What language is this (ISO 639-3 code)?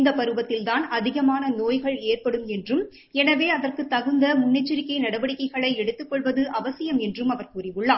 tam